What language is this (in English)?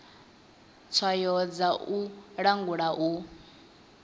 Venda